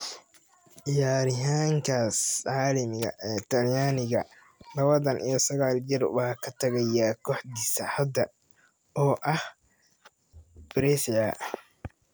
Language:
Somali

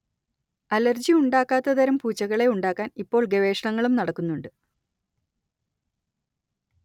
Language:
Malayalam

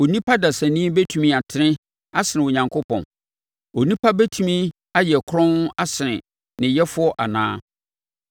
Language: Akan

